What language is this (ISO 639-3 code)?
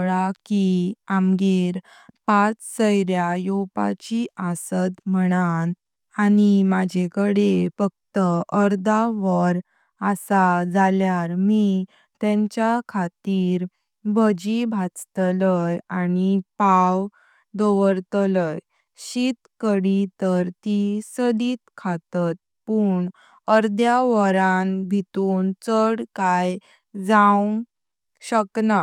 kok